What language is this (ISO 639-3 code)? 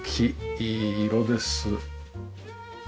jpn